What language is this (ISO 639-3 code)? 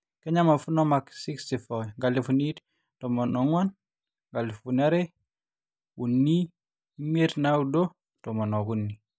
mas